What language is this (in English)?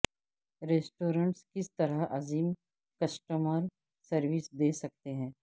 Urdu